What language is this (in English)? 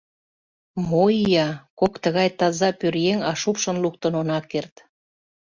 Mari